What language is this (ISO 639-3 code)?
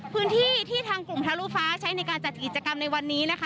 tha